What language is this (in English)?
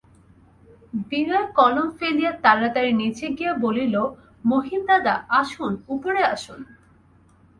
Bangla